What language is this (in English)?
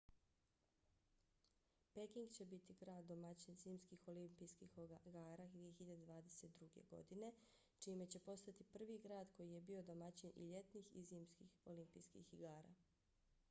Bosnian